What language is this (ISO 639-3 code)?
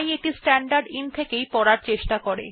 ben